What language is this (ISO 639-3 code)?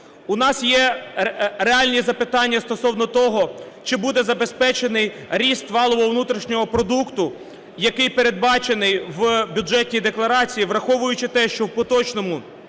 ukr